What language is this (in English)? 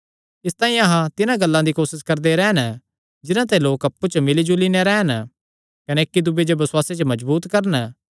Kangri